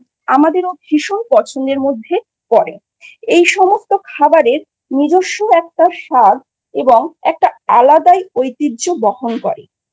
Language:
Bangla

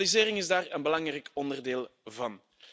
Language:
Dutch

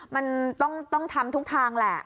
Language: Thai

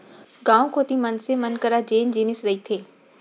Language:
Chhattisgarhi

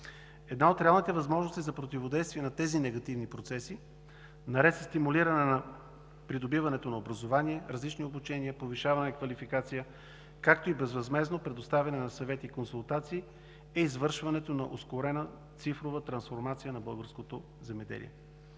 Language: Bulgarian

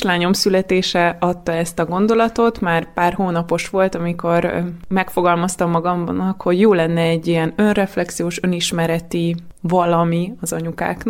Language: Hungarian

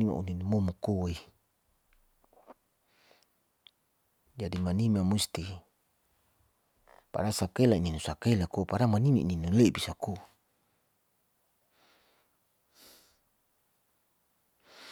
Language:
Saleman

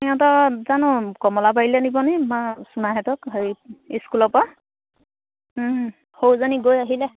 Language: Assamese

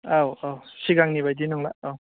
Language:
Bodo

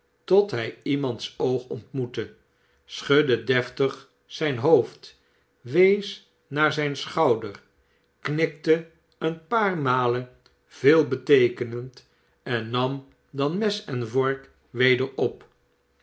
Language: Dutch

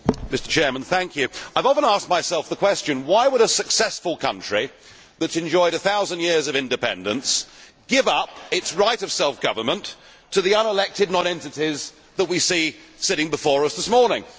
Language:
English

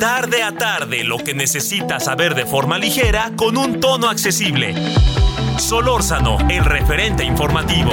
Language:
Spanish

